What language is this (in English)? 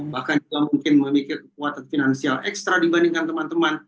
Indonesian